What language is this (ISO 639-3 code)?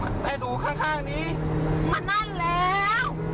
tha